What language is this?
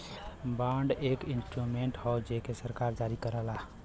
Bhojpuri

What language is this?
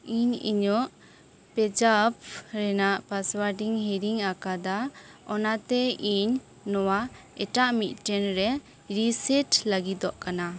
Santali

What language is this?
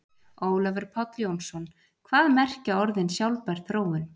Icelandic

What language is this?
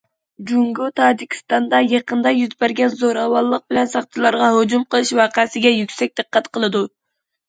Uyghur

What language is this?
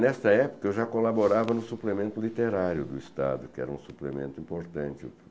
Portuguese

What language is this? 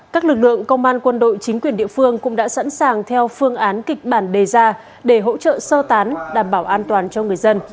Vietnamese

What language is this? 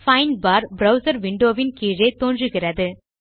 Tamil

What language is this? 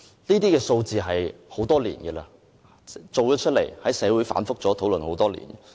Cantonese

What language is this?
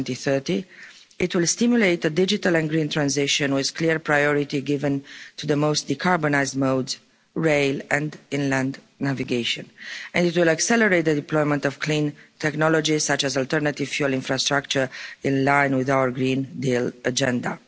English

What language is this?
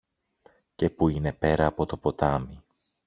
Greek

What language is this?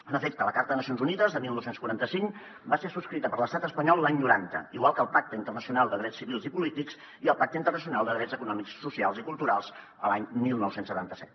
Catalan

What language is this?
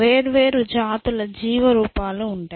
Telugu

